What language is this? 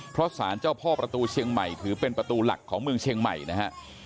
Thai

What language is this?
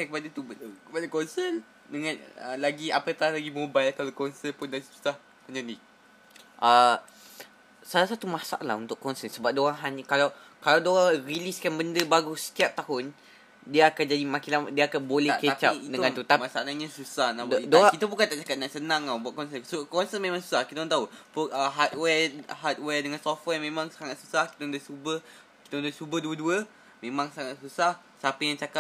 Malay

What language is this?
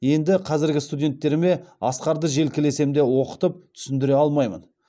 Kazakh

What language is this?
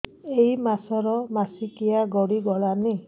Odia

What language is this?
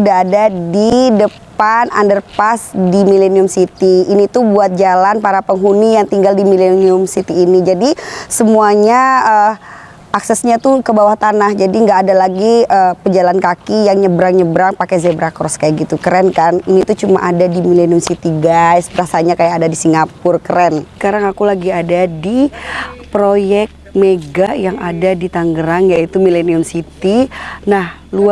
Indonesian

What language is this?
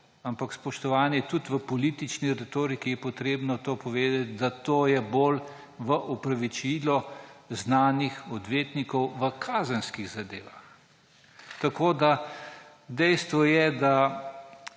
Slovenian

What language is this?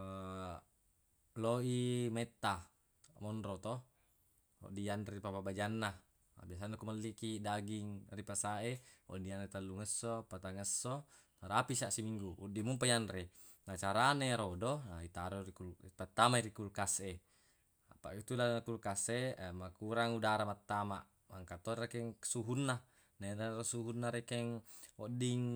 Buginese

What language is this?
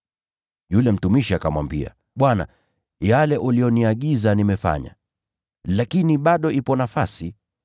Swahili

